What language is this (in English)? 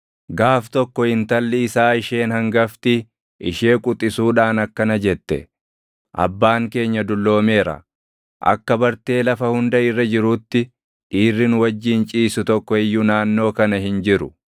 Oromo